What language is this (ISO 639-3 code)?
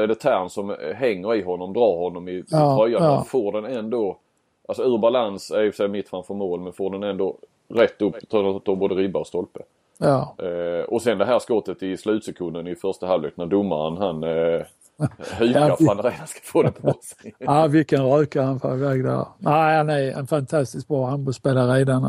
swe